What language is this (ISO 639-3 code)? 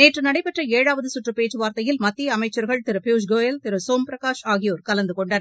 tam